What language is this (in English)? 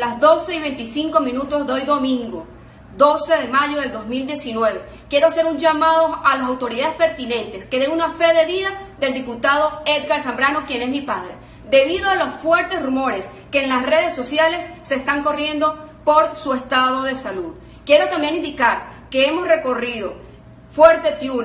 Spanish